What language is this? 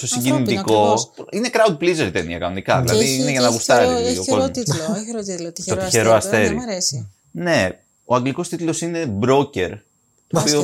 Greek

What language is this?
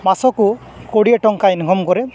Odia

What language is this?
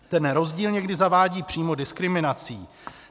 Czech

